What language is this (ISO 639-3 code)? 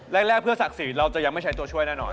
tha